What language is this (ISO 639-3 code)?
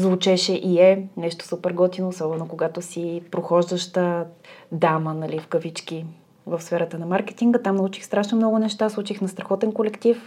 bul